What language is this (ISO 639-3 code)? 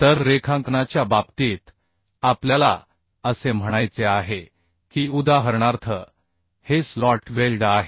mar